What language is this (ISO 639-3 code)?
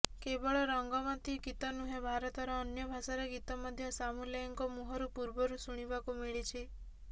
ori